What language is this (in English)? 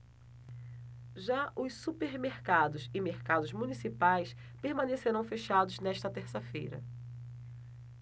Portuguese